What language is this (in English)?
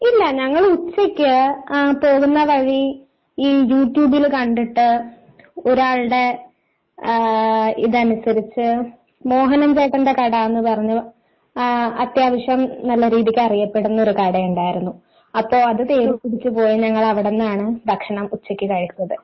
Malayalam